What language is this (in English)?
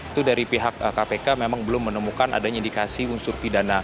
Indonesian